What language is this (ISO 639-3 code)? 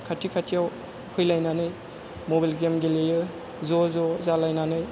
brx